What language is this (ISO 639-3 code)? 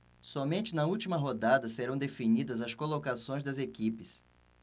por